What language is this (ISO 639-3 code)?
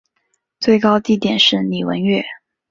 zho